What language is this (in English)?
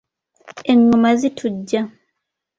Ganda